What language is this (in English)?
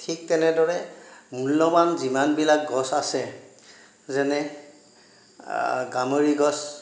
Assamese